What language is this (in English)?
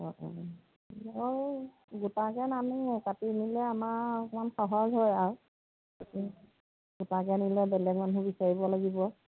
Assamese